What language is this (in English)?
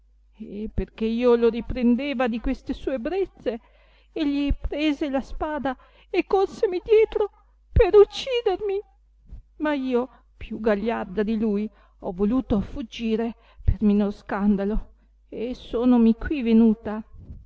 Italian